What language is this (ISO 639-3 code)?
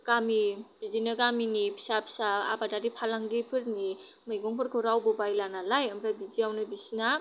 brx